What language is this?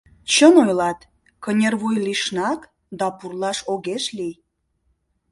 Mari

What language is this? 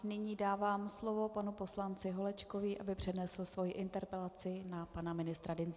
Czech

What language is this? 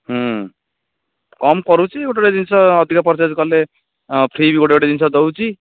Odia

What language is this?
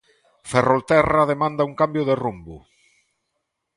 Galician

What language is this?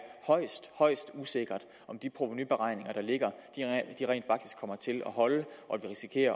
Danish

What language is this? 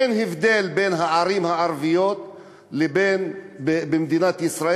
Hebrew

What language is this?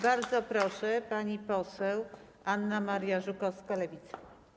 Polish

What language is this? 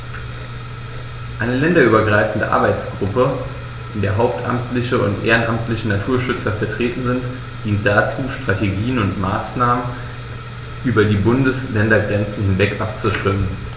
German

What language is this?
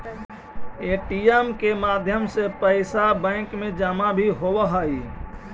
Magahi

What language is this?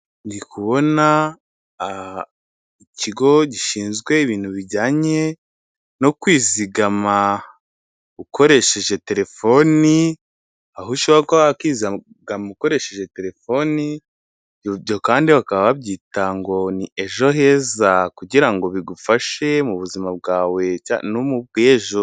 Kinyarwanda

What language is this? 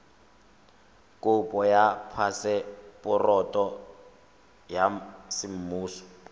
Tswana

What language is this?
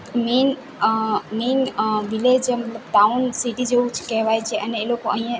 Gujarati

